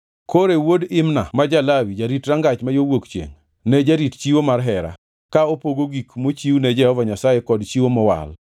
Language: Luo (Kenya and Tanzania)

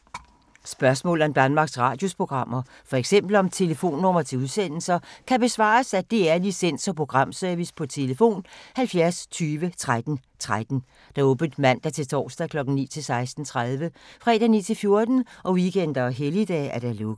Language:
Danish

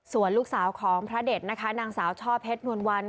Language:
Thai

